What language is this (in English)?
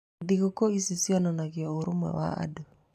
Kikuyu